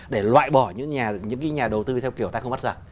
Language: Vietnamese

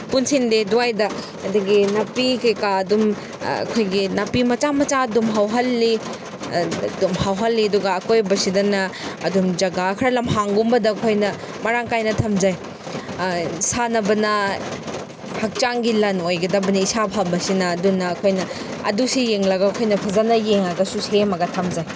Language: Manipuri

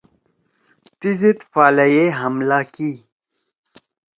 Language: Torwali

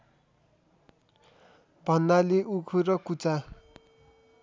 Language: Nepali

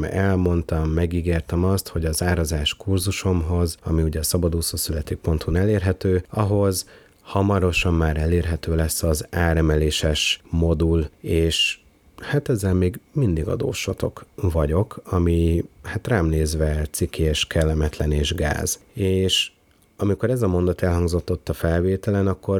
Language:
Hungarian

